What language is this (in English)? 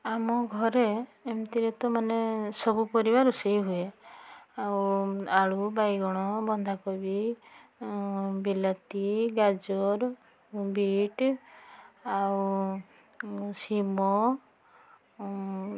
Odia